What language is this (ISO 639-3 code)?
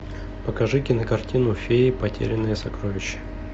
rus